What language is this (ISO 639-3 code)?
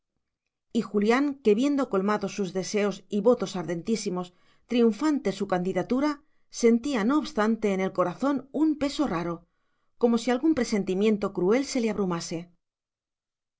spa